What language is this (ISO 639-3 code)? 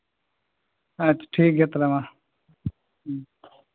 sat